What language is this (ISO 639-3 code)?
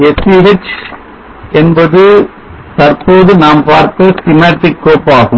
tam